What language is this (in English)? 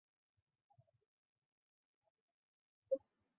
Chinese